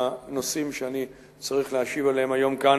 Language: Hebrew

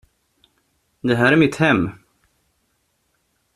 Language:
Swedish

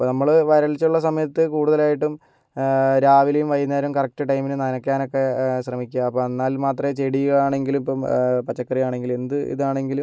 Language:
Malayalam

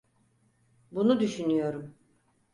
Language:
Turkish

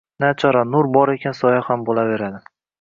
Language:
Uzbek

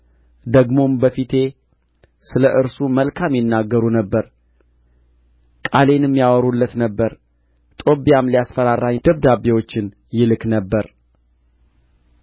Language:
Amharic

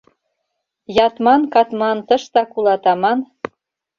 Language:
Mari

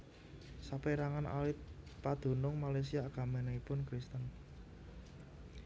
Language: Javanese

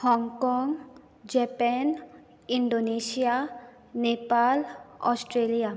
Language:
Konkani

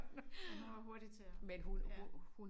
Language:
Danish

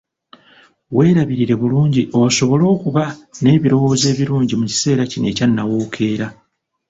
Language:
Ganda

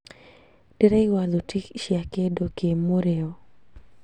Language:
Kikuyu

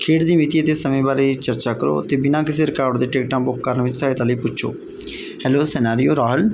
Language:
Punjabi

